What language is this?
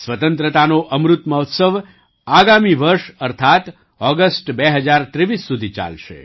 Gujarati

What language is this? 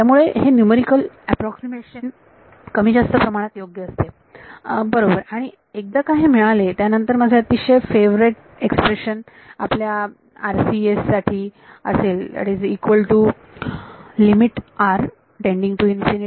Marathi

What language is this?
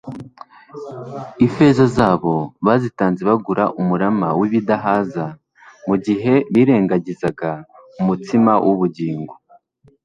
Kinyarwanda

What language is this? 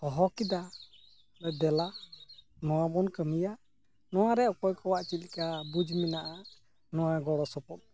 Santali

